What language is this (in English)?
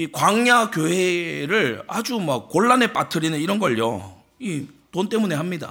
Korean